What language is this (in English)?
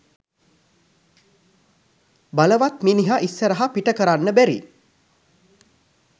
Sinhala